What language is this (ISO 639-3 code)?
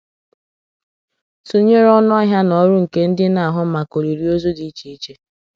ibo